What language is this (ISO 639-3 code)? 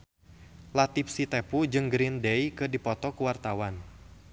sun